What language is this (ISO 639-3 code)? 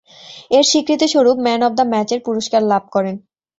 ben